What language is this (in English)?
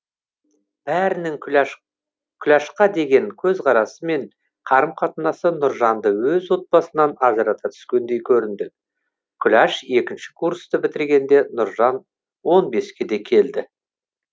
Kazakh